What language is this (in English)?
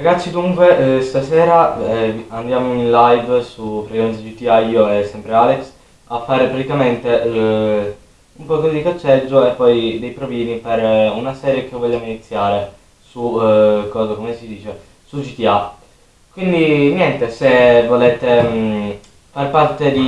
Italian